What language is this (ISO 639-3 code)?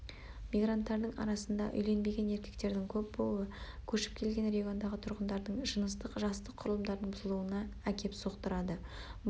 kaz